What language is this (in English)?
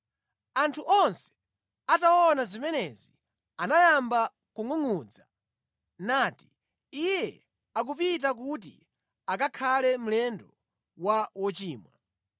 Nyanja